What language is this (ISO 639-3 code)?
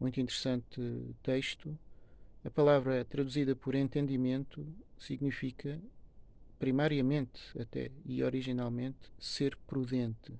por